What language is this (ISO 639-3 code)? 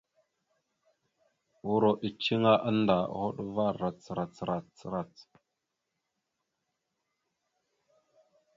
mxu